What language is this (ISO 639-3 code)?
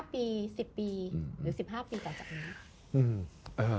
tha